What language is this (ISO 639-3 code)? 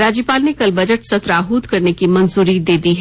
hin